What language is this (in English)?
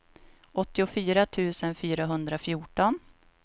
Swedish